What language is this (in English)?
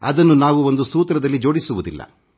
Kannada